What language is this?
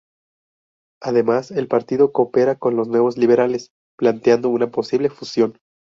Spanish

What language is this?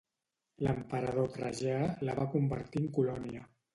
Catalan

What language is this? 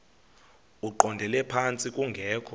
Xhosa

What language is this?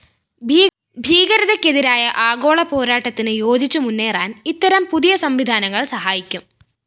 Malayalam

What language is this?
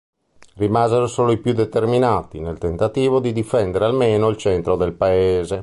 Italian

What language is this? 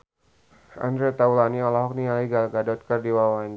Sundanese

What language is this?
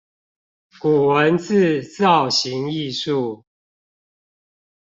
Chinese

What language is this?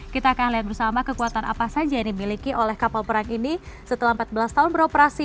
Indonesian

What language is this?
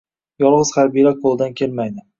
Uzbek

